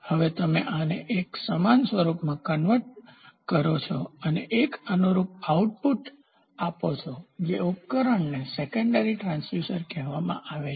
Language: Gujarati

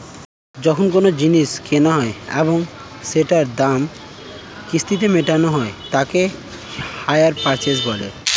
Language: Bangla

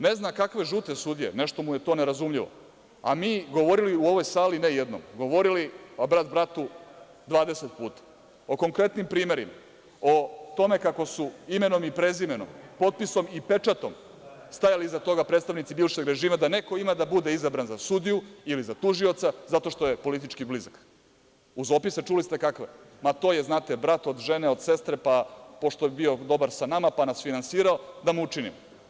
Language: Serbian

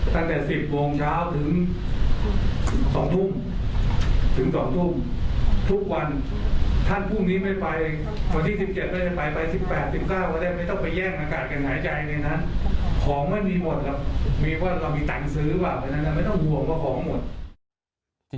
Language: Thai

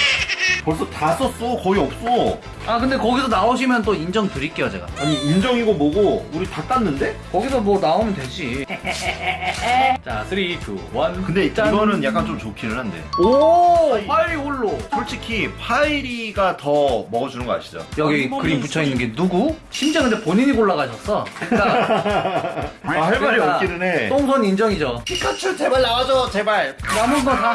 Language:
Korean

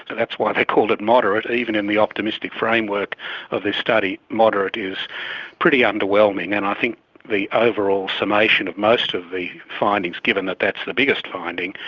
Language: English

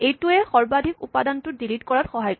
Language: Assamese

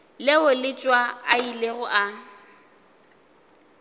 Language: Northern Sotho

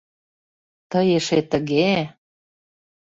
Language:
Mari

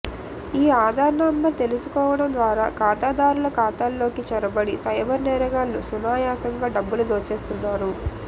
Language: Telugu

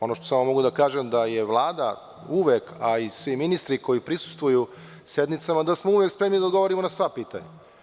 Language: Serbian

